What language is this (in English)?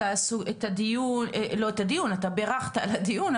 Hebrew